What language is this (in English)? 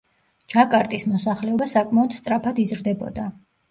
Georgian